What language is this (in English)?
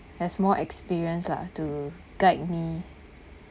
English